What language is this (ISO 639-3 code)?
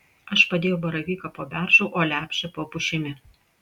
lit